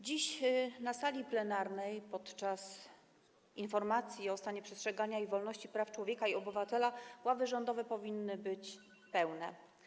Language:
Polish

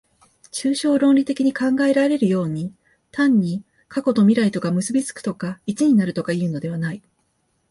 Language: Japanese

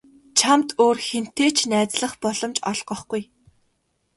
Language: Mongolian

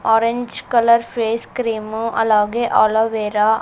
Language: Telugu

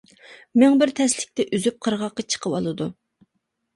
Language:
Uyghur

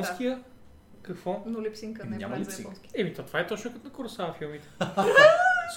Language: Bulgarian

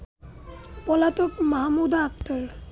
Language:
Bangla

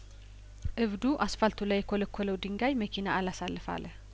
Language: Amharic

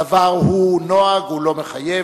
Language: Hebrew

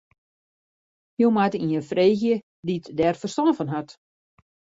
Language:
Western Frisian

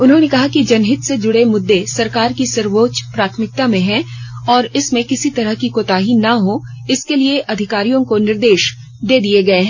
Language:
Hindi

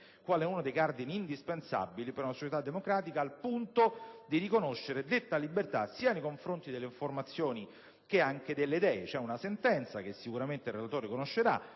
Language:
Italian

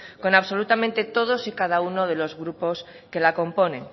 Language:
Spanish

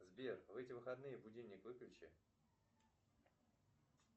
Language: Russian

